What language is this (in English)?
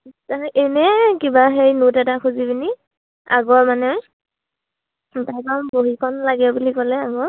Assamese